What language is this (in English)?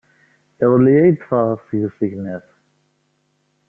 Kabyle